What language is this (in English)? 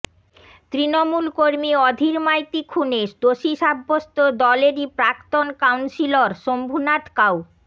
Bangla